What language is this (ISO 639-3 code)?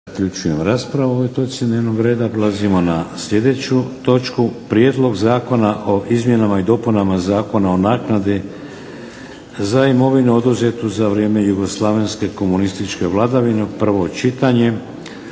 hrv